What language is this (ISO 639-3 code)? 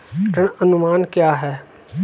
hin